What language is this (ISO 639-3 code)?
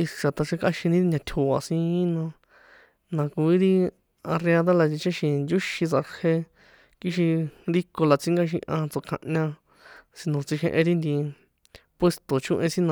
poe